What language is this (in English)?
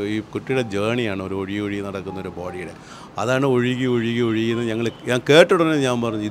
Malayalam